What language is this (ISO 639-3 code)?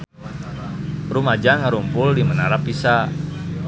sun